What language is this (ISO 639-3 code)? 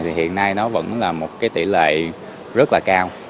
vie